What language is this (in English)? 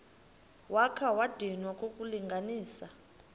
Xhosa